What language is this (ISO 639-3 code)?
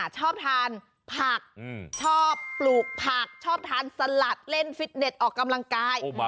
tha